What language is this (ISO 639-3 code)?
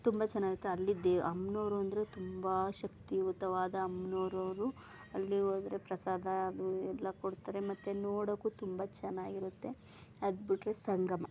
kan